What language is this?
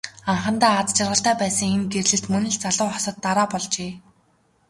Mongolian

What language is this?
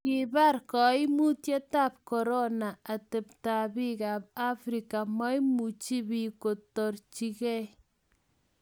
Kalenjin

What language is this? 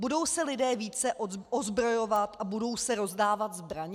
Czech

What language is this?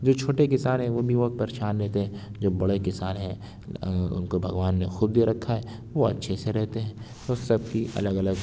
Urdu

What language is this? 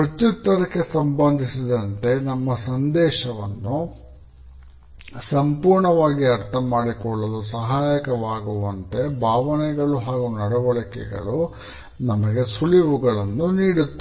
Kannada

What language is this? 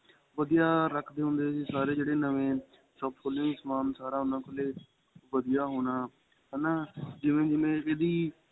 Punjabi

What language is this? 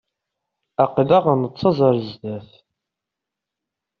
Kabyle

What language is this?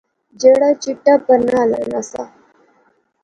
Pahari-Potwari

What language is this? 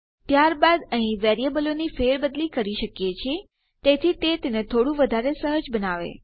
Gujarati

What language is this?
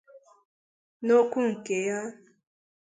Igbo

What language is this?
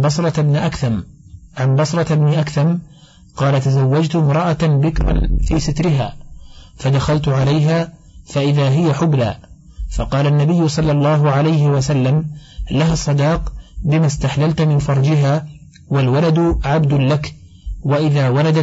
Arabic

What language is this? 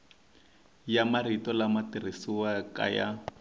Tsonga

